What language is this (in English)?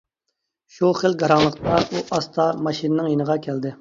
Uyghur